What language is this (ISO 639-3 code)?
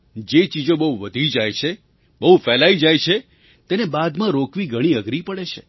guj